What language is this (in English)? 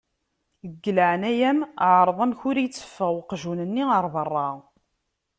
Kabyle